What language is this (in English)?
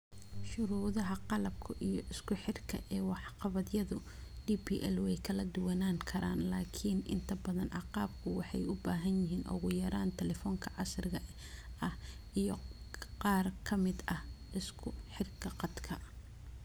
Somali